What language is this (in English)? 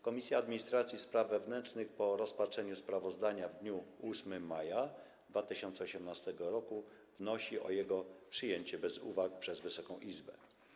Polish